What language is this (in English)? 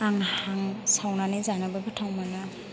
Bodo